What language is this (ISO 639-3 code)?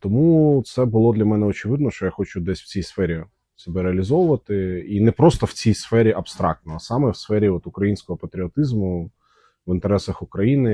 ukr